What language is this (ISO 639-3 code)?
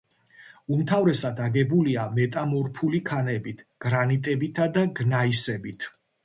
kat